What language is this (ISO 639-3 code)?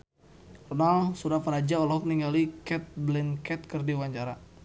sun